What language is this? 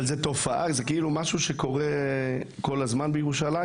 Hebrew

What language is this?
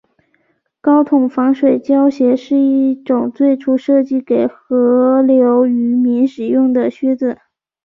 Chinese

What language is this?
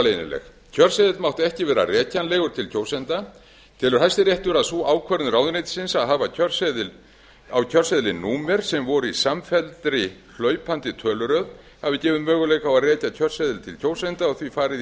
Icelandic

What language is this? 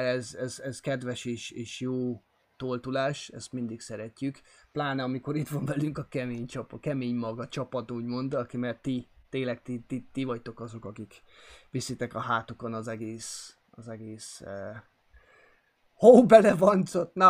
Hungarian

